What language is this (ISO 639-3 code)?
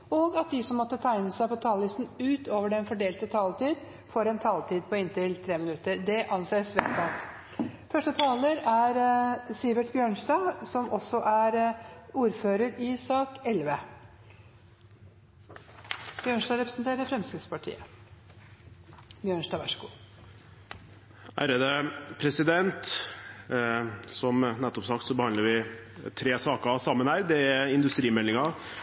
nob